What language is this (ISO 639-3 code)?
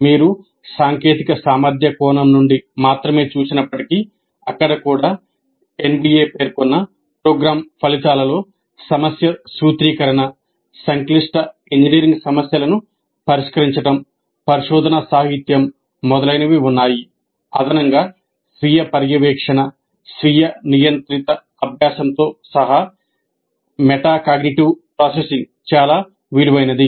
tel